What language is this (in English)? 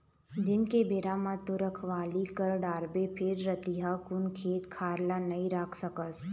Chhattisgarhi